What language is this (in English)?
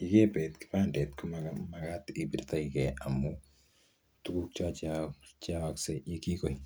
Kalenjin